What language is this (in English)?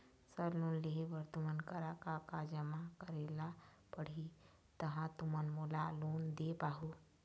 Chhattisgarhi